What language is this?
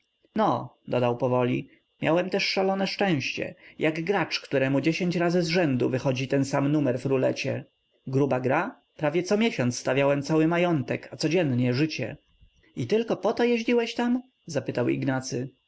Polish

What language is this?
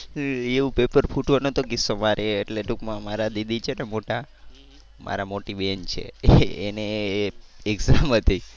Gujarati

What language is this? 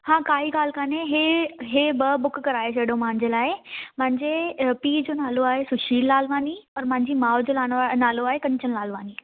Sindhi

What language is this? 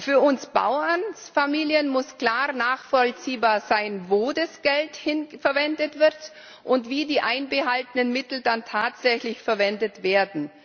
German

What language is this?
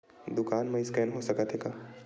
Chhattisgarhi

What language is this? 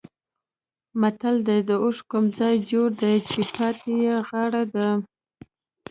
Pashto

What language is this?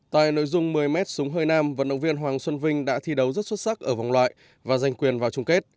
Vietnamese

